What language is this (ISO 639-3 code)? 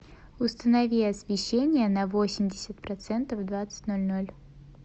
rus